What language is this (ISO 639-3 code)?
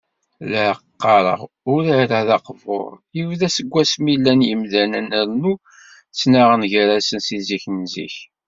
kab